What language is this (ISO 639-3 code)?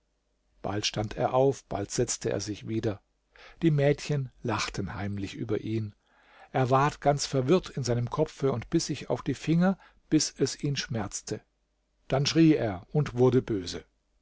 deu